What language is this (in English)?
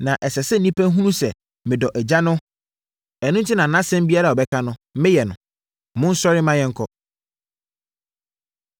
Akan